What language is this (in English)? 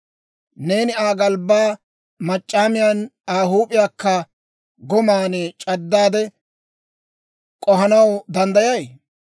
Dawro